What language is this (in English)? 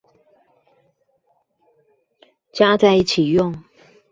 Chinese